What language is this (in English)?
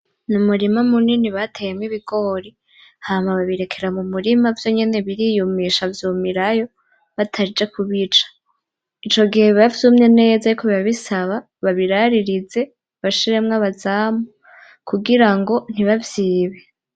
Rundi